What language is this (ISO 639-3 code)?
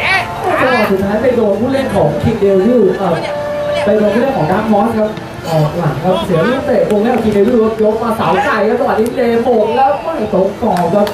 tha